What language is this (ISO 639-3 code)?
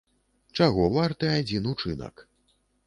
bel